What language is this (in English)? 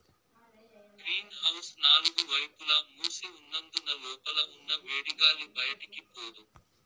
Telugu